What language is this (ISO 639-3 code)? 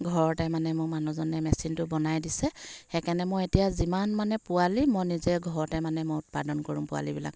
asm